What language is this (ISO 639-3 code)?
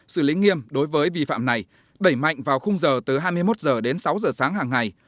vie